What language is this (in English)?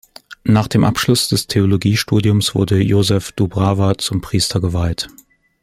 German